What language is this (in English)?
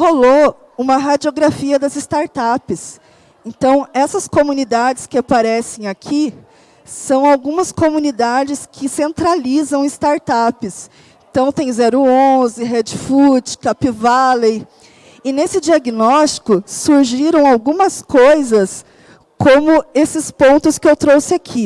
Portuguese